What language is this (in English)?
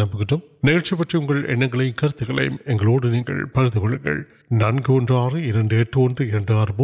Urdu